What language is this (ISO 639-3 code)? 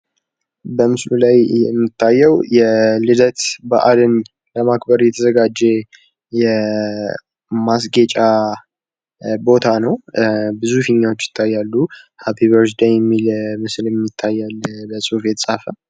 amh